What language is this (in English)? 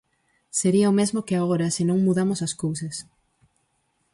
Galician